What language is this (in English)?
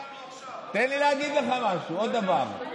Hebrew